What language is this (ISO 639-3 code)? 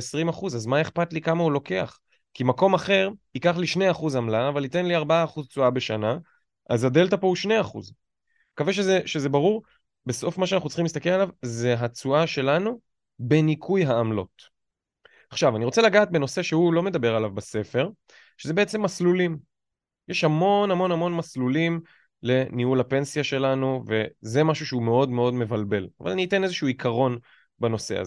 heb